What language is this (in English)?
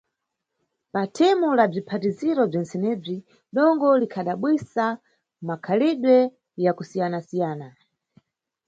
Nyungwe